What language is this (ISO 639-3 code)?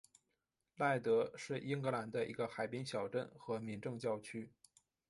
zho